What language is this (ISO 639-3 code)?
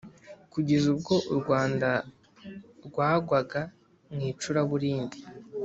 kin